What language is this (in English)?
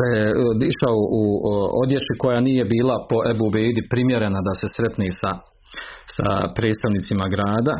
Croatian